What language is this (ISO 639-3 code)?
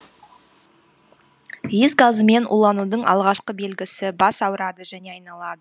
kaz